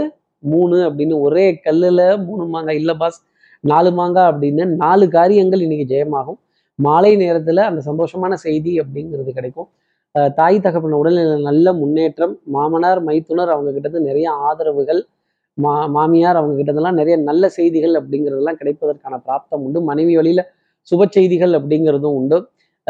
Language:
Tamil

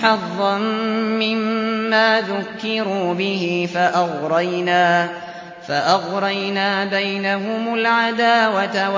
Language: Arabic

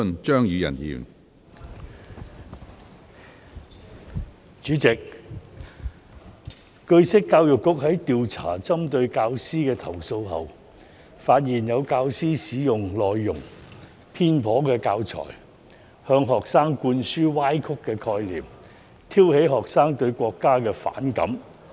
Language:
Cantonese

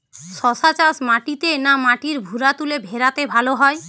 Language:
Bangla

